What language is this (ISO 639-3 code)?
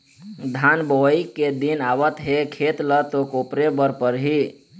hne